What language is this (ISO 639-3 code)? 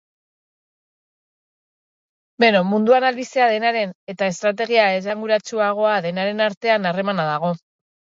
eus